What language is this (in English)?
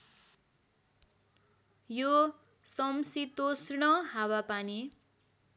Nepali